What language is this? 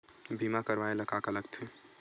Chhattisgarhi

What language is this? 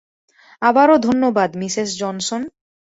Bangla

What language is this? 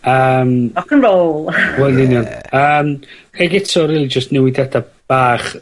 Welsh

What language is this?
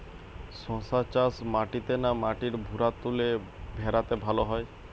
Bangla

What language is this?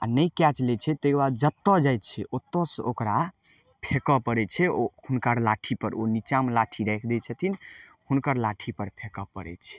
Maithili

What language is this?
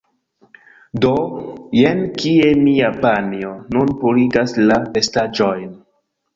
Esperanto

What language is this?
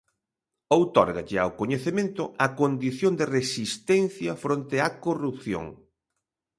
Galician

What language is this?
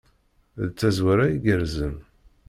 Kabyle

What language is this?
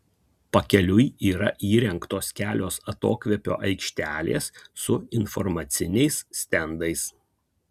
Lithuanian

